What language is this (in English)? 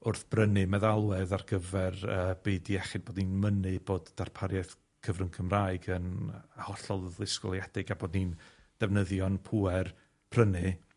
Welsh